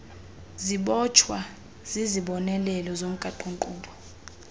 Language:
Xhosa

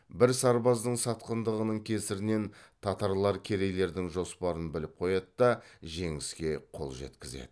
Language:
Kazakh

